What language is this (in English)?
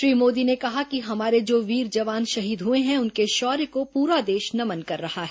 Hindi